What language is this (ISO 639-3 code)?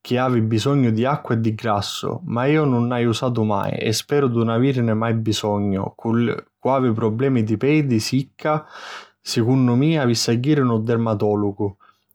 scn